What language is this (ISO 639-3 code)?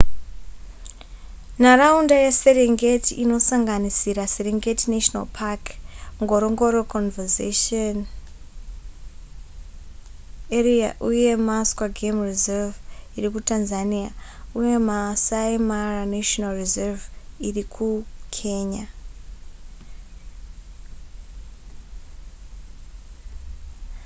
sna